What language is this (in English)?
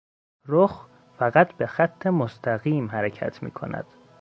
Persian